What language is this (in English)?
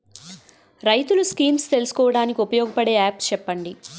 Telugu